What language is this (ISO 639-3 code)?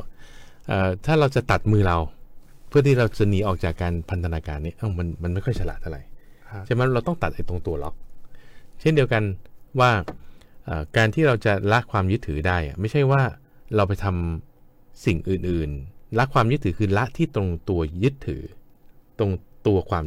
tha